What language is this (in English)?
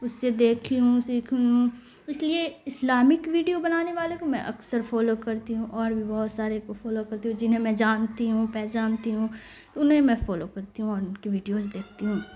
Urdu